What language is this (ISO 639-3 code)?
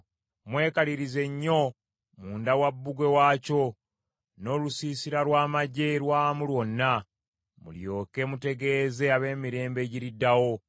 lug